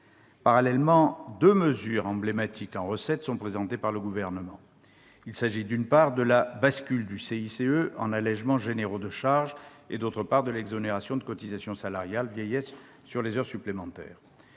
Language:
French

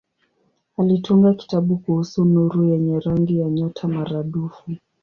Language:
Swahili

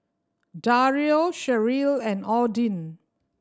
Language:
English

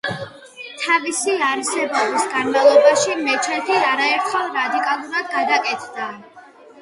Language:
Georgian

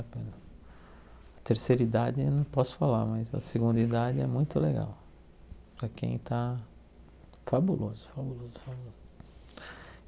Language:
Portuguese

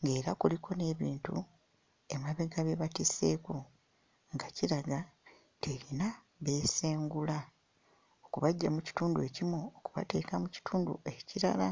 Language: Ganda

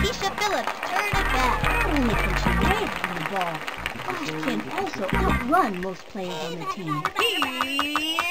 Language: English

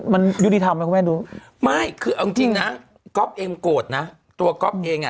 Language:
Thai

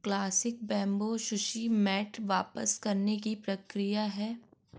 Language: Hindi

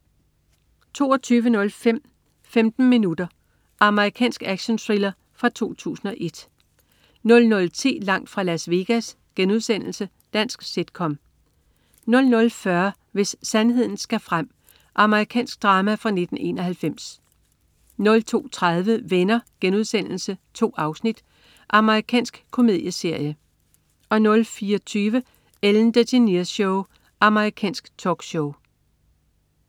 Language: Danish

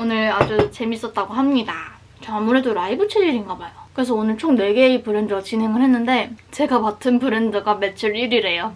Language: Korean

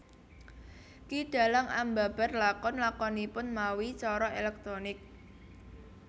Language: Javanese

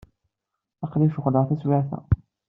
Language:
Kabyle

